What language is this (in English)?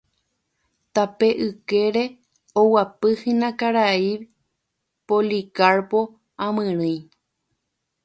Guarani